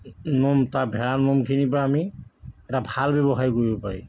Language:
Assamese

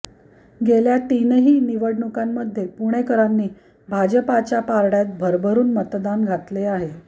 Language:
Marathi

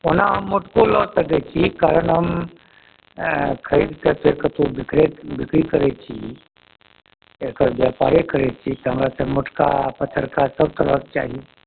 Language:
Maithili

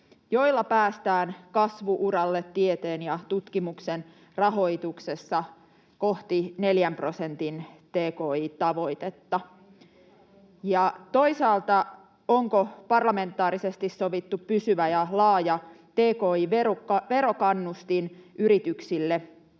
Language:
Finnish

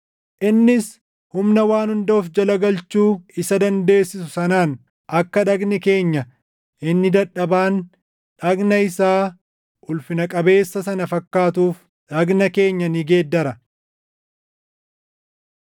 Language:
Oromo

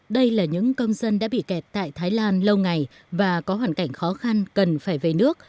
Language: Vietnamese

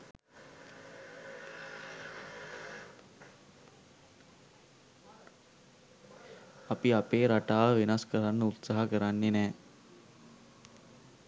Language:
Sinhala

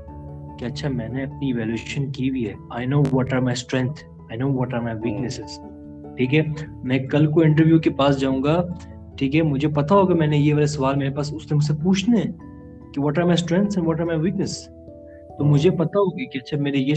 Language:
Urdu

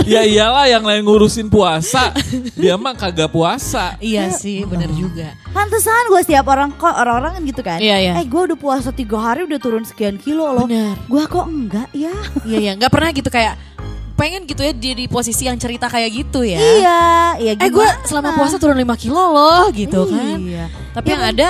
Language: Indonesian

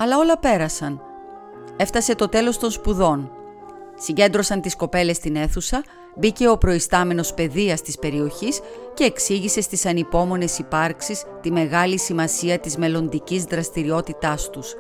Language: Greek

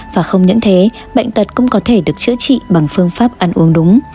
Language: Vietnamese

